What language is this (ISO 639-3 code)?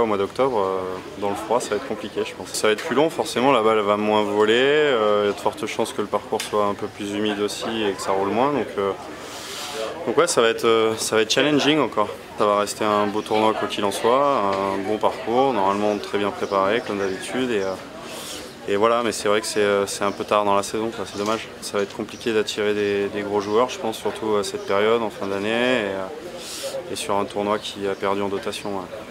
fra